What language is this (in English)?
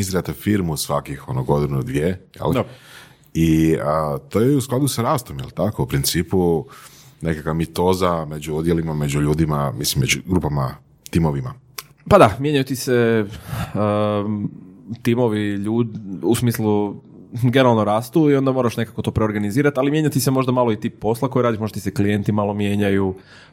Croatian